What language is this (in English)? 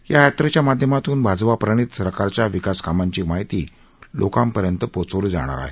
Marathi